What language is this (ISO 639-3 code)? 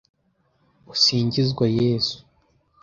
kin